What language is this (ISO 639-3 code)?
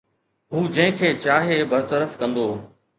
snd